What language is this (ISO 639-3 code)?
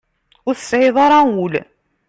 kab